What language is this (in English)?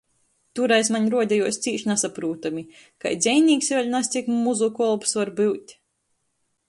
Latgalian